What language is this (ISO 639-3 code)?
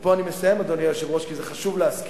heb